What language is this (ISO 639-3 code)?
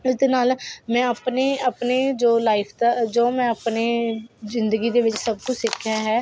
pan